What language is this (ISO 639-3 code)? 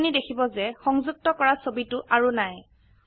asm